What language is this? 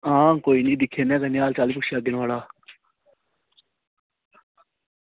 Dogri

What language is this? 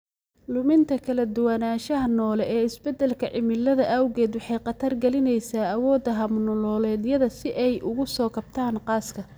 Somali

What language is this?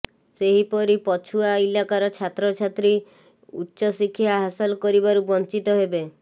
Odia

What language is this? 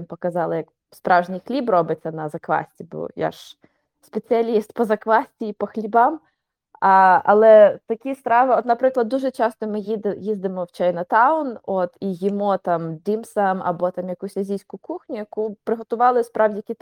Ukrainian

